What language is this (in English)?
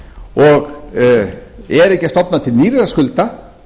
Icelandic